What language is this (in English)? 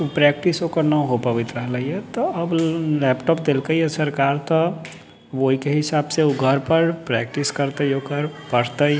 Maithili